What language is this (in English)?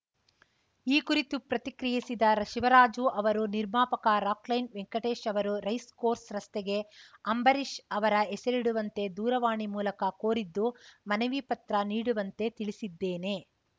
Kannada